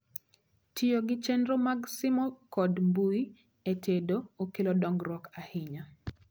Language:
Luo (Kenya and Tanzania)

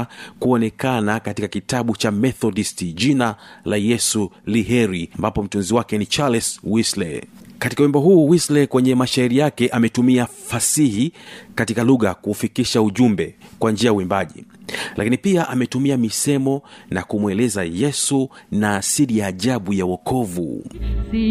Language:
Swahili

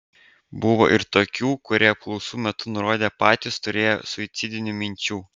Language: Lithuanian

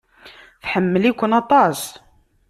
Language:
Kabyle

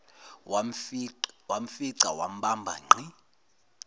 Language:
Zulu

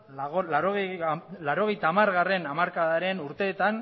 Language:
Basque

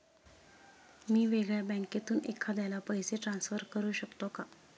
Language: Marathi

